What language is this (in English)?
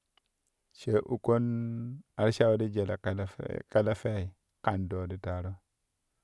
Kushi